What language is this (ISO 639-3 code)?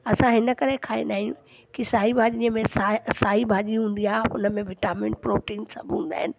snd